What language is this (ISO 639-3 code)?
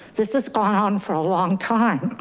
eng